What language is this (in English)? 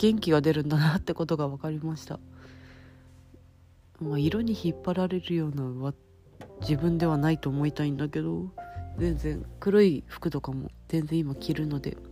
Japanese